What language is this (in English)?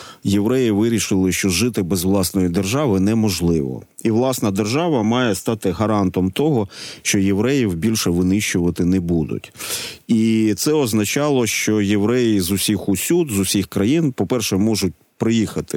Ukrainian